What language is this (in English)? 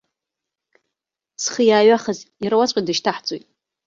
Abkhazian